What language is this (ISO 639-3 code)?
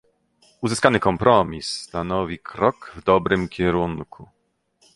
pol